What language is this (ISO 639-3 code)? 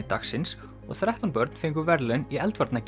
isl